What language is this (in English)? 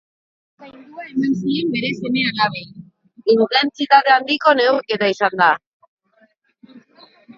Basque